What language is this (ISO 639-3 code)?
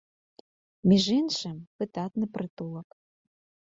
bel